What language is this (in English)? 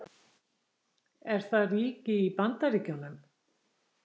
Icelandic